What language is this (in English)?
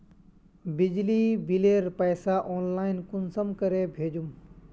Magahi